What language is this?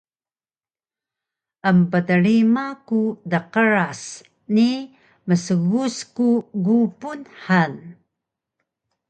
Taroko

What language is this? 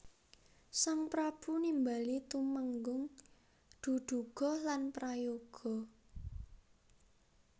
Javanese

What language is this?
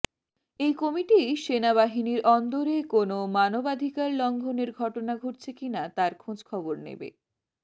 Bangla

